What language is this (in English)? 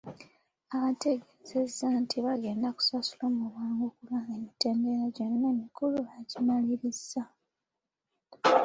Ganda